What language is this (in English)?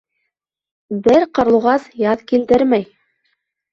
Bashkir